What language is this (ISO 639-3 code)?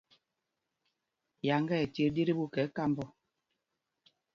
mgg